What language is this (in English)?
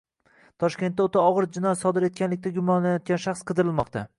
Uzbek